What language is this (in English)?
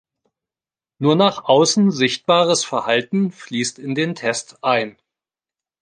German